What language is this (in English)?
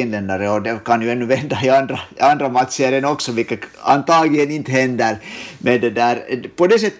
Swedish